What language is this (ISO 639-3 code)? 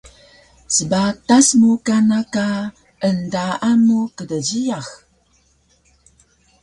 trv